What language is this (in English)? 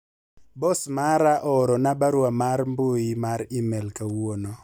Luo (Kenya and Tanzania)